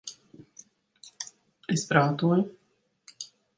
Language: Latvian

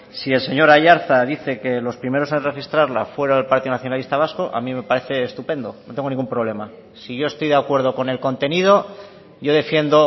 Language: Spanish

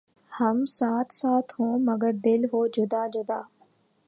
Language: Urdu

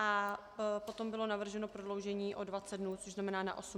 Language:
Czech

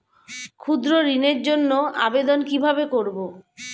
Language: Bangla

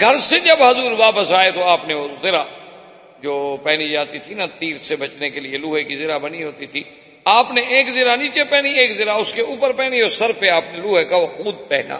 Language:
Urdu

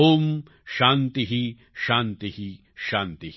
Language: Gujarati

